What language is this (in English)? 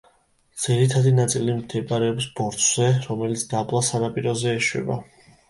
Georgian